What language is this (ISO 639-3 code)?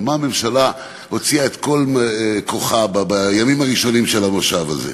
heb